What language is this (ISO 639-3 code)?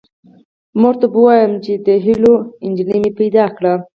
pus